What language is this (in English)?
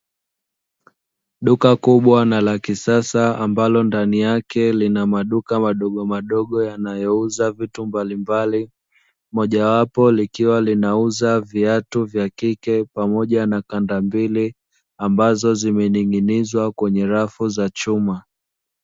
Swahili